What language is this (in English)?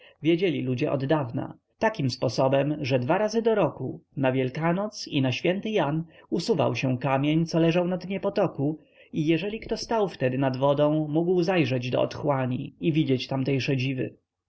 Polish